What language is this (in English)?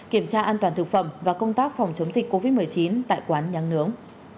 Vietnamese